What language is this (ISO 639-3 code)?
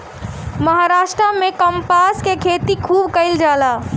bho